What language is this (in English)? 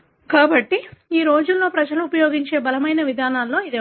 Telugu